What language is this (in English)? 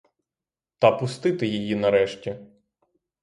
Ukrainian